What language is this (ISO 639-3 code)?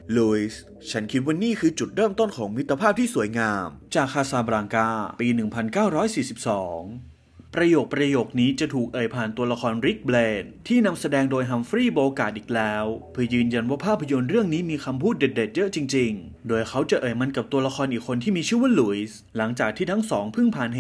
tha